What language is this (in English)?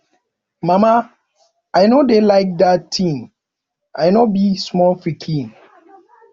Nigerian Pidgin